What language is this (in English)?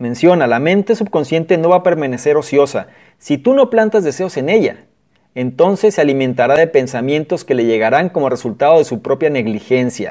Spanish